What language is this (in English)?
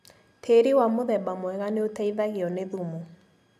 Kikuyu